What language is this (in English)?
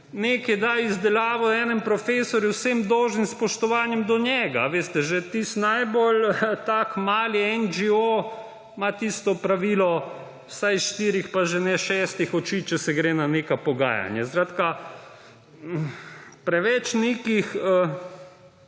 Slovenian